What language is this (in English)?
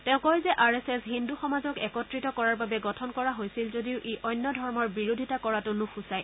Assamese